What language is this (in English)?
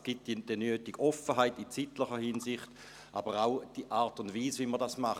Swiss German